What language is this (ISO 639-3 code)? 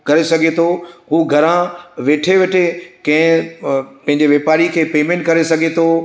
snd